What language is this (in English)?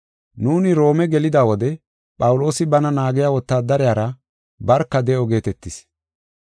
Gofa